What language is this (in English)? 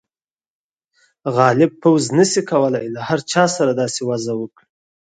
Pashto